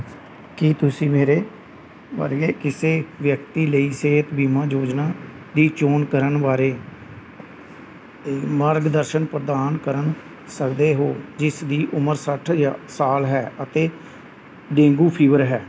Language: Punjabi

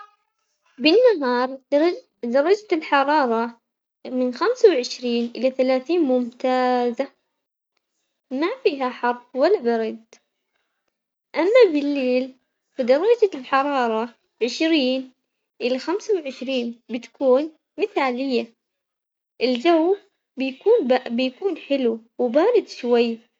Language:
Omani Arabic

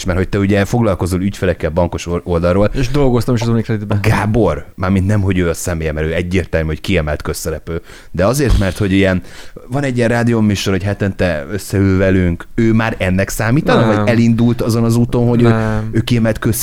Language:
Hungarian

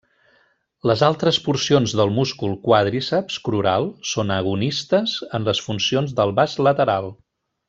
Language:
Catalan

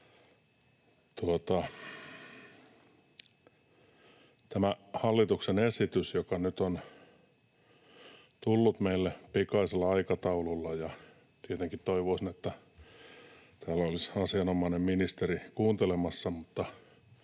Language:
Finnish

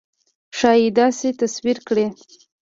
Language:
Pashto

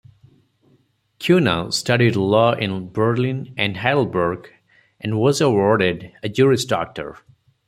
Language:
English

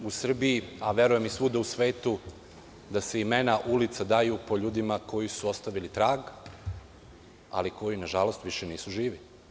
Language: Serbian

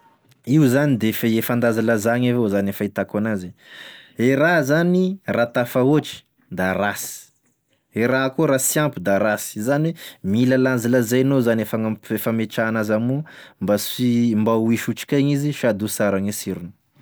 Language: Tesaka Malagasy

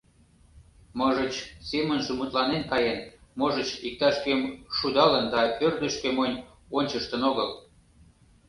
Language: Mari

